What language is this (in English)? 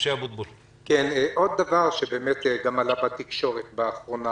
Hebrew